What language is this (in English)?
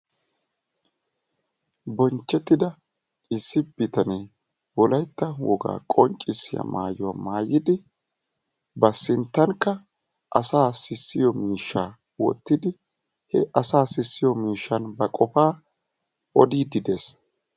Wolaytta